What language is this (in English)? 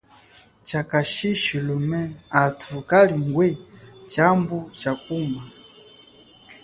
Chokwe